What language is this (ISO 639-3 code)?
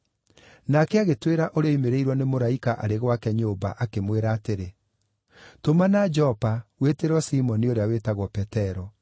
kik